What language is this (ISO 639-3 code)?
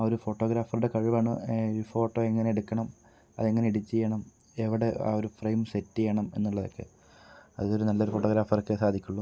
mal